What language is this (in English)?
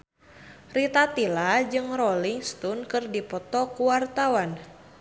Sundanese